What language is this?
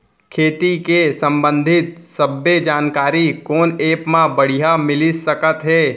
Chhattisgarhi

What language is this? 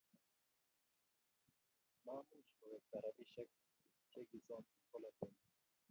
Kalenjin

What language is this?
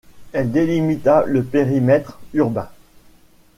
French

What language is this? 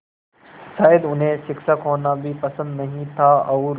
Hindi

